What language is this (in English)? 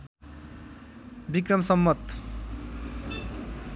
Nepali